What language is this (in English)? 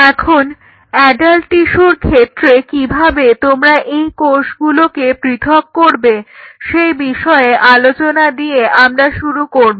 Bangla